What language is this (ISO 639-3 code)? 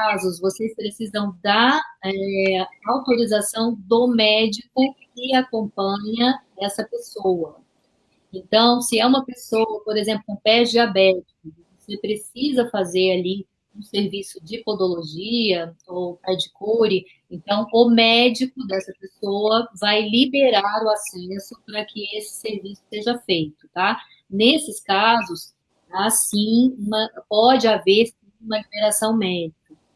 por